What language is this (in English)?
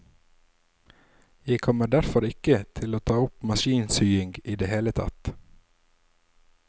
Norwegian